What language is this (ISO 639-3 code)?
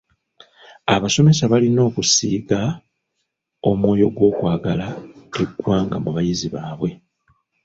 lug